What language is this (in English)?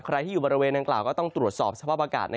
Thai